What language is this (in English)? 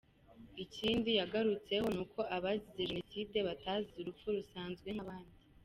Kinyarwanda